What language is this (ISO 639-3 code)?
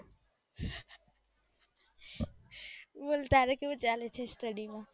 guj